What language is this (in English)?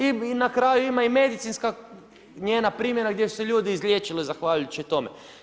Croatian